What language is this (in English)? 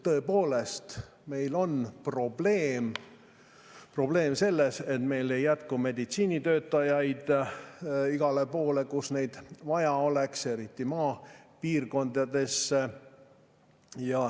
Estonian